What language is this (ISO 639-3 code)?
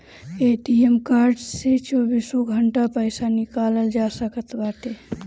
bho